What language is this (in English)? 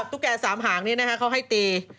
Thai